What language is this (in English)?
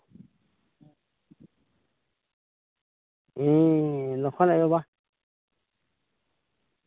Santali